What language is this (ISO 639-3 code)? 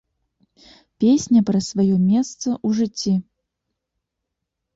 bel